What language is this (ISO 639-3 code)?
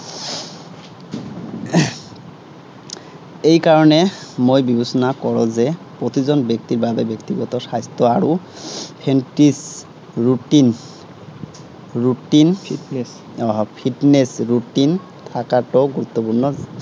asm